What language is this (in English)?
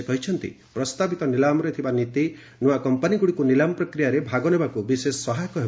Odia